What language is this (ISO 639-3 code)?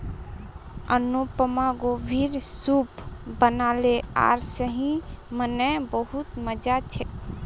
mag